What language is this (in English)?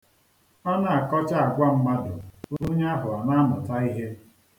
Igbo